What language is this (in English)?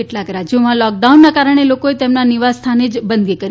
Gujarati